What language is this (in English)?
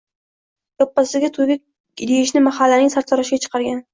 Uzbek